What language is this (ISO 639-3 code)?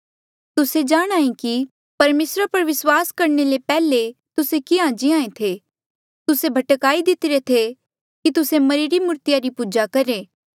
mjl